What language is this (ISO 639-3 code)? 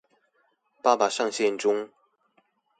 zho